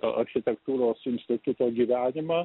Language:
Lithuanian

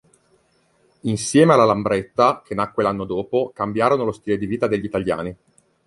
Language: Italian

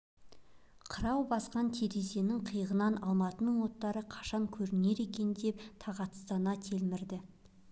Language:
Kazakh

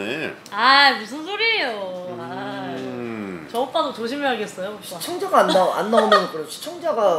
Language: Korean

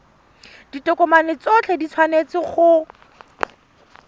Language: Tswana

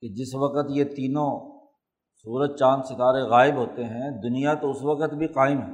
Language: Urdu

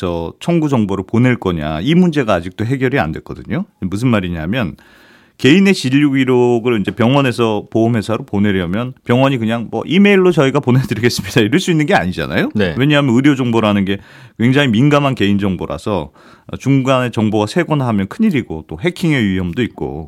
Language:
Korean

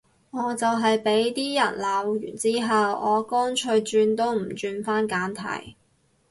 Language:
Cantonese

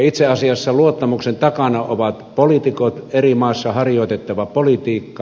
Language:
Finnish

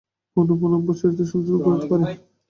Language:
Bangla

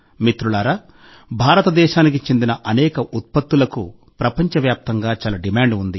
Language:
Telugu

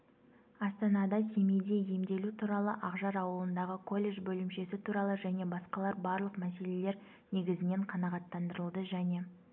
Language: Kazakh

